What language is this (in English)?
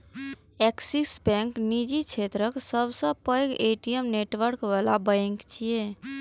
Maithili